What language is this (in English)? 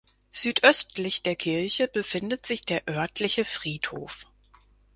German